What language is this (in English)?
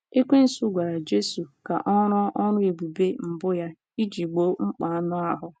Igbo